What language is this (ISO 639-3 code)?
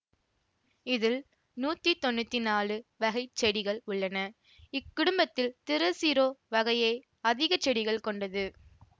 tam